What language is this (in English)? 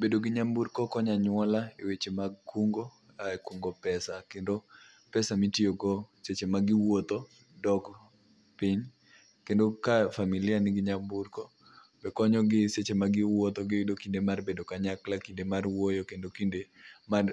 Luo (Kenya and Tanzania)